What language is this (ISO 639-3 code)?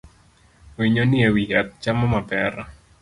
luo